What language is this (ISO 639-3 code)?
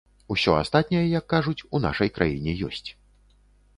bel